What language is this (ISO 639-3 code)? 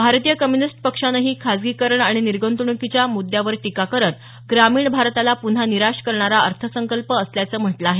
mar